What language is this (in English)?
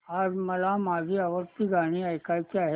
Marathi